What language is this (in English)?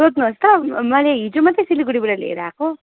Nepali